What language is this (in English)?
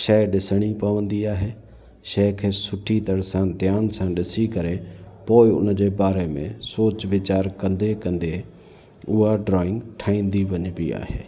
Sindhi